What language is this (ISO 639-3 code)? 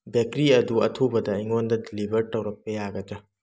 mni